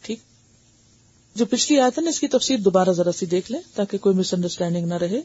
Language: Urdu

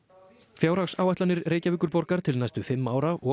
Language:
Icelandic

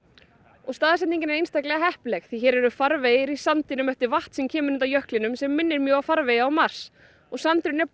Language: Icelandic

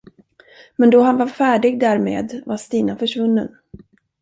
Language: Swedish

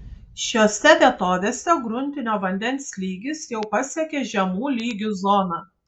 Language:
Lithuanian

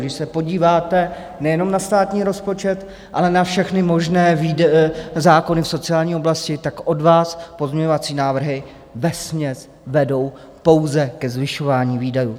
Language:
Czech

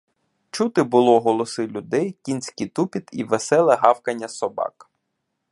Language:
Ukrainian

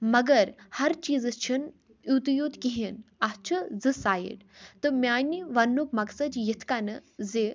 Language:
Kashmiri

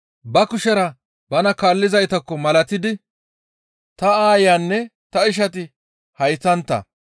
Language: Gamo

